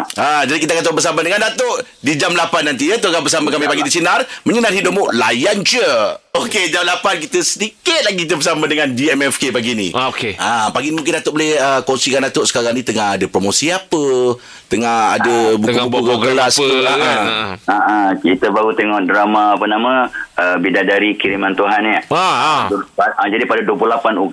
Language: Malay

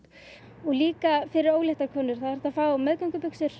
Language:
Icelandic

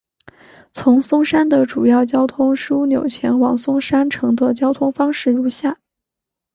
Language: Chinese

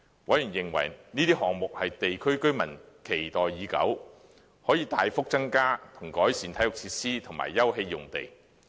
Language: Cantonese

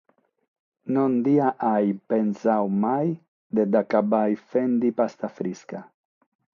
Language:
Sardinian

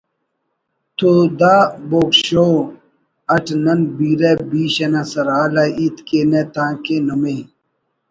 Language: Brahui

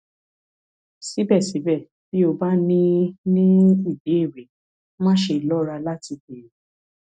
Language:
Yoruba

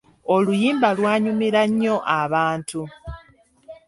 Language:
Ganda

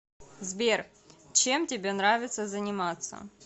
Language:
Russian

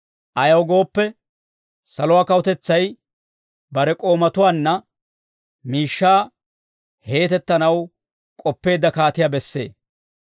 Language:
Dawro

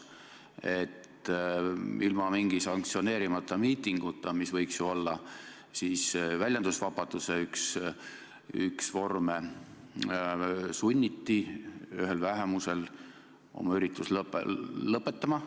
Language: Estonian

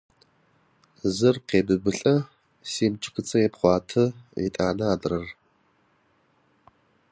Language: Adyghe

